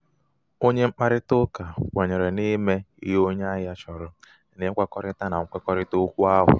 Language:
Igbo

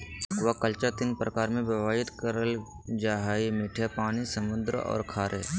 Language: Magahi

